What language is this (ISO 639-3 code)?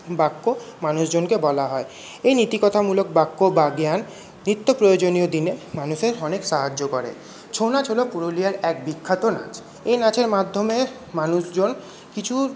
ben